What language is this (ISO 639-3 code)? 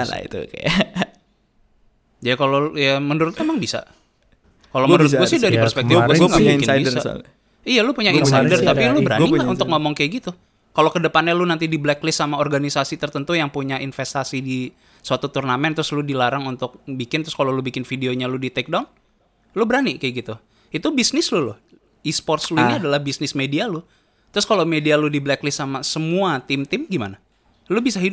ind